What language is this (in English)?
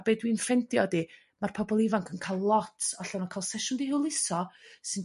Welsh